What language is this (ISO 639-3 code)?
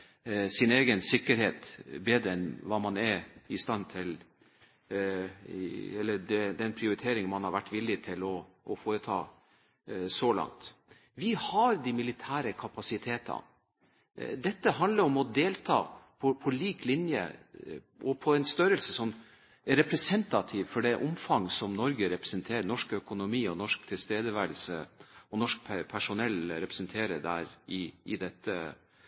nob